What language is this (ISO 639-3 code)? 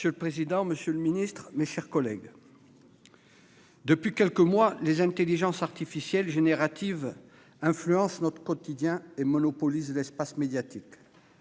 fra